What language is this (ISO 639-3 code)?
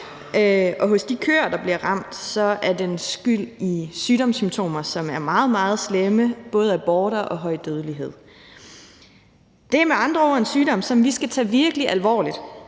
dan